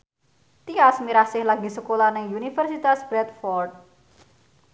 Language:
Javanese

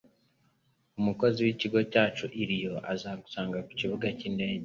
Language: Kinyarwanda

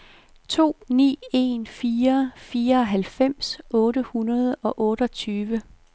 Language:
Danish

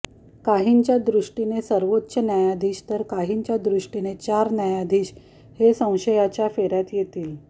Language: Marathi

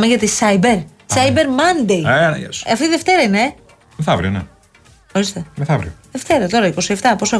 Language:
Greek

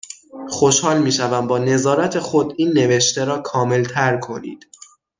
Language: Persian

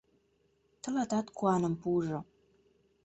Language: Mari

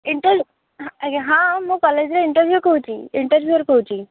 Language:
Odia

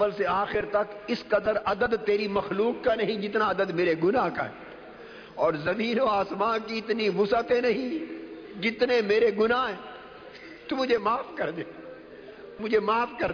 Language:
Urdu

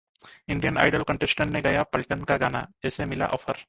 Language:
Hindi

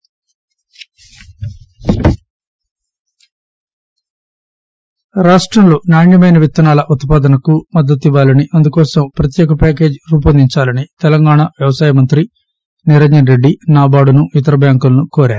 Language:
Telugu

